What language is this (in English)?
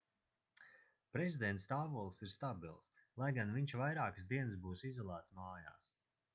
Latvian